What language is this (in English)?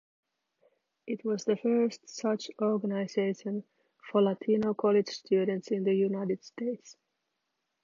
English